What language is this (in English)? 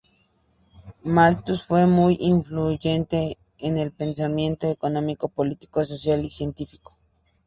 Spanish